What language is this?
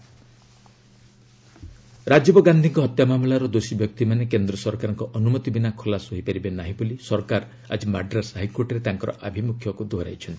Odia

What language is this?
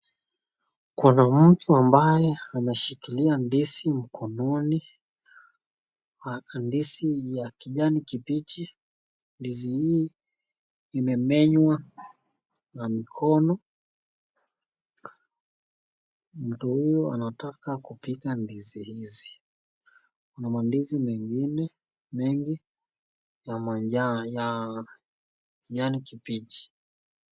Swahili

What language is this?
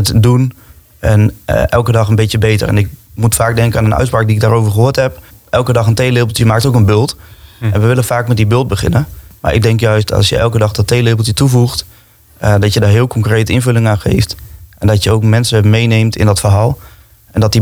Dutch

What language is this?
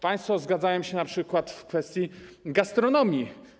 Polish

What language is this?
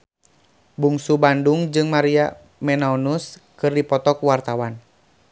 Sundanese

